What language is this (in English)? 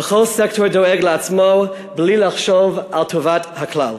Hebrew